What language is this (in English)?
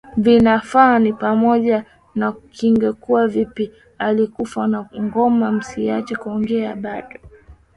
Swahili